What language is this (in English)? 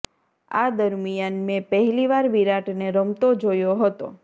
Gujarati